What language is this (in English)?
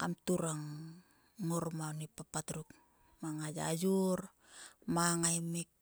Sulka